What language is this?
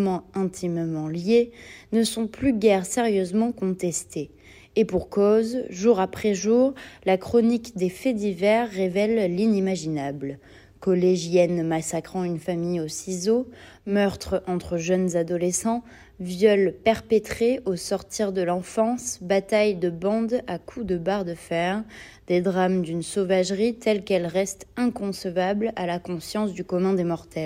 French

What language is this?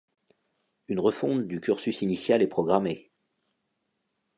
French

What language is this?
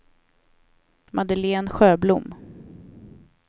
Swedish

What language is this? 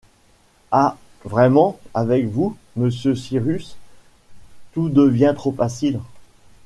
French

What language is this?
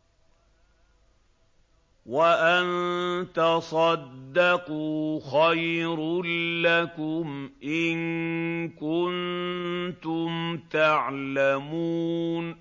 Arabic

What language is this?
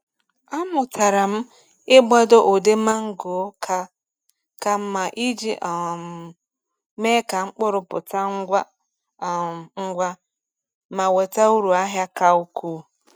Igbo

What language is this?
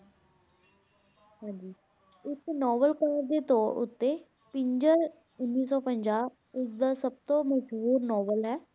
Punjabi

